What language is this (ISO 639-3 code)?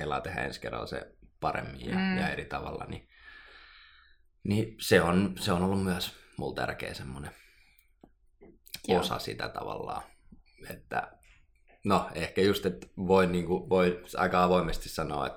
fin